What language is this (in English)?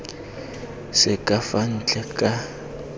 Tswana